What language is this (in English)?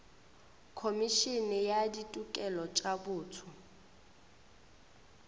Northern Sotho